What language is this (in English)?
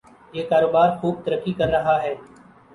Urdu